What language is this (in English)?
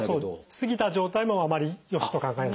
Japanese